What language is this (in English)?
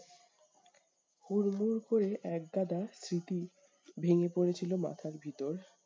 Bangla